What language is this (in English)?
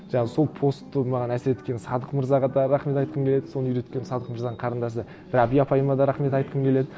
Kazakh